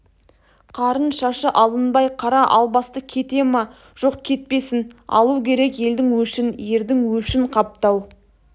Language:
Kazakh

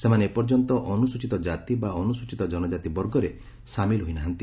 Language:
Odia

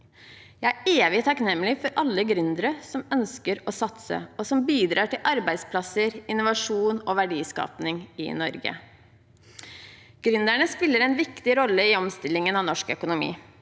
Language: Norwegian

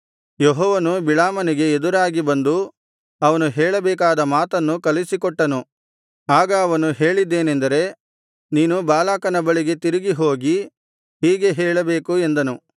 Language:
Kannada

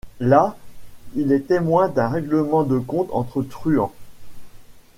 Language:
French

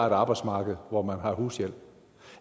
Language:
Danish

